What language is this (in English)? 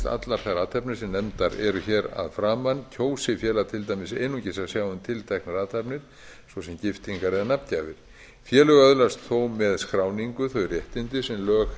Icelandic